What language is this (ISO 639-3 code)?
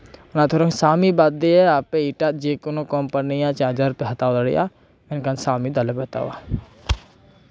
sat